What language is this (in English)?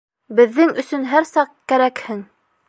Bashkir